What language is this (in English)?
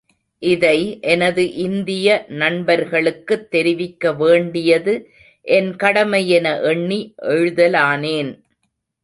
Tamil